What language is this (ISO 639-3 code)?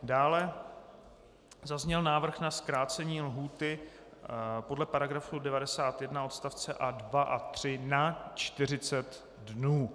ces